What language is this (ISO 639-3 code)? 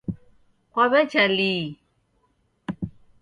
dav